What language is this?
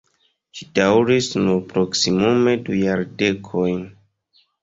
Esperanto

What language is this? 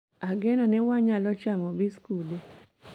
Luo (Kenya and Tanzania)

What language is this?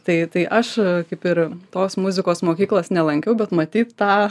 Lithuanian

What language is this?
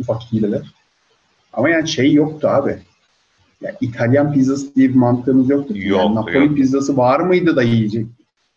Turkish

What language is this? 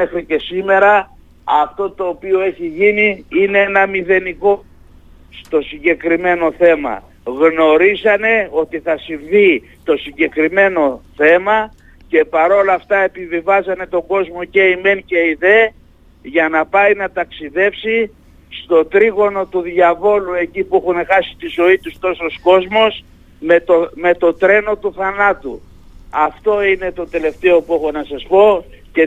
Greek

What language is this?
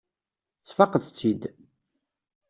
Kabyle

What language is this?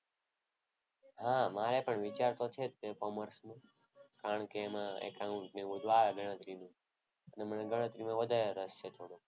Gujarati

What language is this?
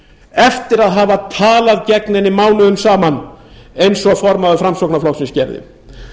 Icelandic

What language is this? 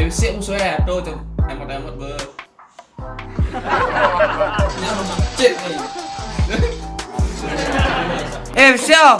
Indonesian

